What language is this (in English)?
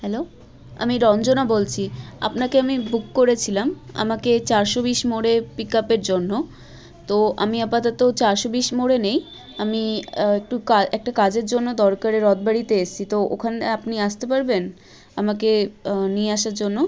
Bangla